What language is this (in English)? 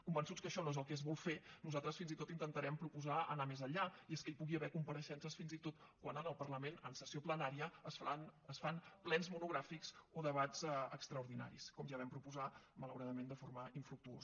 Catalan